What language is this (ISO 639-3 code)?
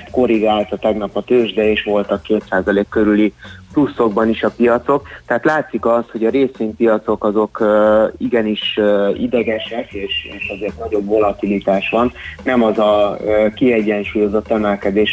hun